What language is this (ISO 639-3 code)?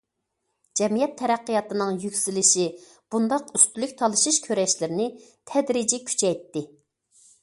uig